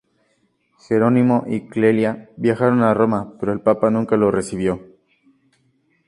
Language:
Spanish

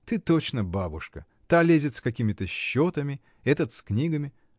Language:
Russian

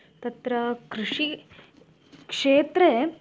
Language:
Sanskrit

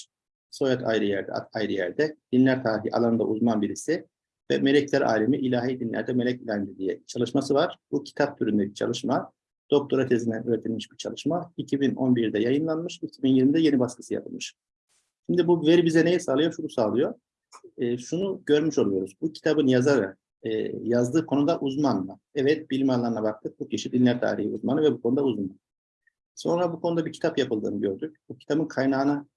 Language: Turkish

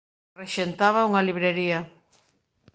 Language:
Galician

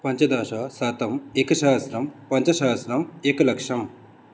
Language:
Sanskrit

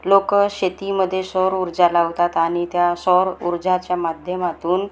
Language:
Marathi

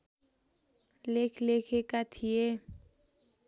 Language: Nepali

